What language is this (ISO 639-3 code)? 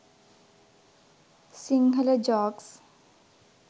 sin